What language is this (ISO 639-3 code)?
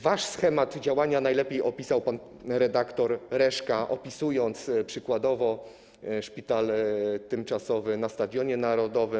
pol